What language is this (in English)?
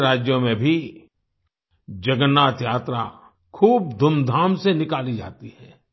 Hindi